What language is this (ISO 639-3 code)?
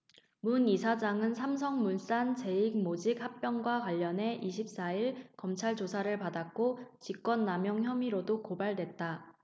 kor